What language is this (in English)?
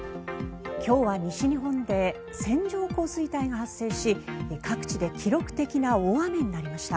Japanese